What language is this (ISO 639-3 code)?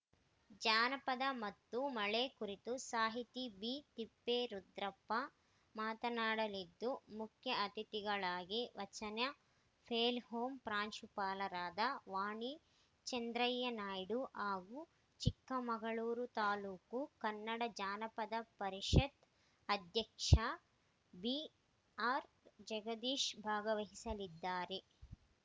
kan